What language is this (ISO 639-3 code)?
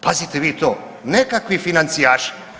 hrv